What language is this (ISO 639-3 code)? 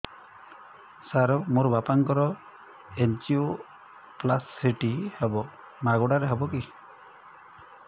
ori